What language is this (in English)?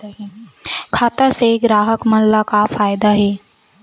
Chhattisgarhi